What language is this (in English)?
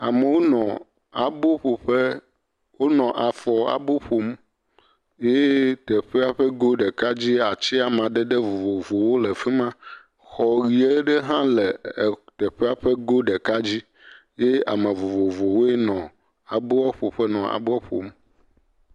Ewe